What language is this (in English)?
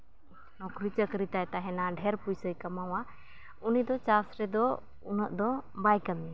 Santali